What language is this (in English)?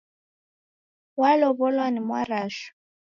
Taita